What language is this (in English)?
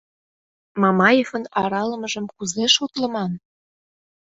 Mari